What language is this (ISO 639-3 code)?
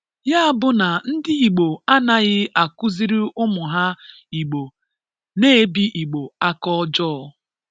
ibo